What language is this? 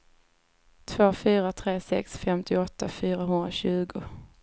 Swedish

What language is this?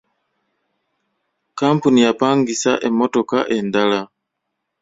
Ganda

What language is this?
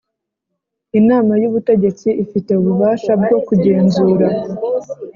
Kinyarwanda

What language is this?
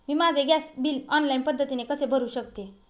Marathi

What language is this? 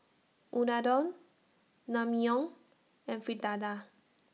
English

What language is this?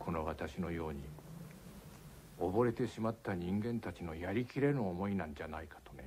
Japanese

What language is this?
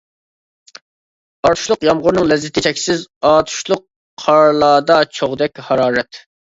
Uyghur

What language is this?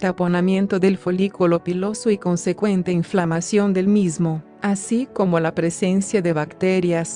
Spanish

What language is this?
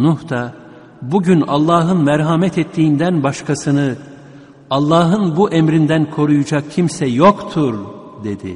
Turkish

